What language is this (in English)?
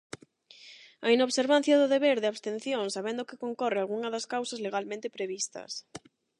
Galician